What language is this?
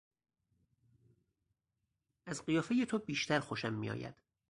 Persian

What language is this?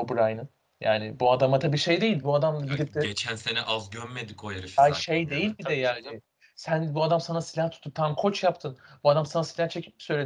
Turkish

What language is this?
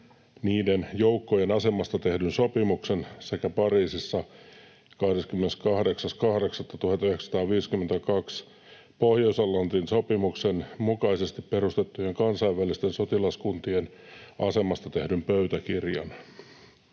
Finnish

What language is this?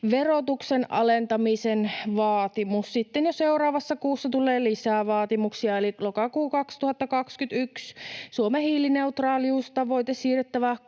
Finnish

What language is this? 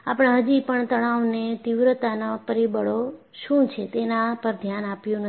Gujarati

